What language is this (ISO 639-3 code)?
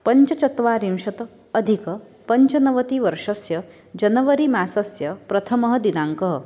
san